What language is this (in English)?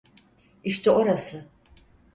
Turkish